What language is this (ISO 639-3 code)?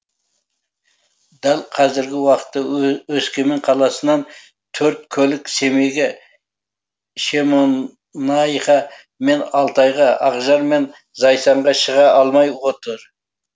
kaz